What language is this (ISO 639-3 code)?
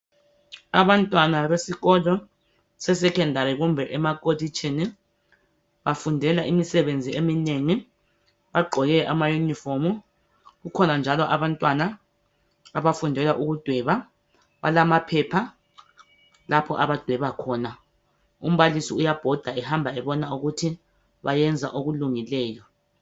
nde